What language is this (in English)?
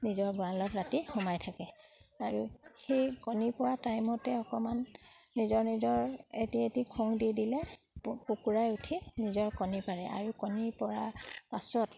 Assamese